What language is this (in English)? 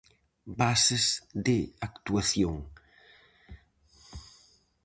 Galician